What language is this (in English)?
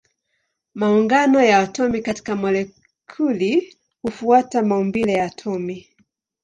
Swahili